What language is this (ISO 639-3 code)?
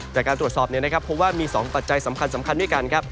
tha